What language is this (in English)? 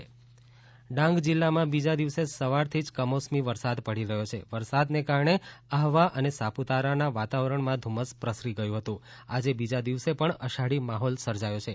Gujarati